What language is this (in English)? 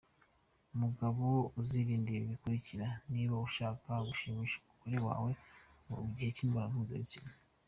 Kinyarwanda